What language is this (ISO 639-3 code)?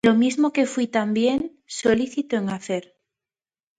spa